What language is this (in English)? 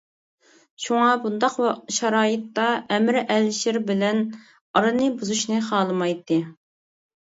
Uyghur